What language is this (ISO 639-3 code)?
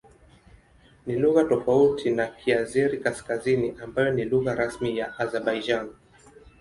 swa